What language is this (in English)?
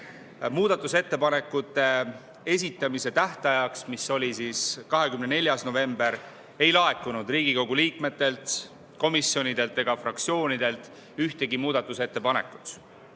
Estonian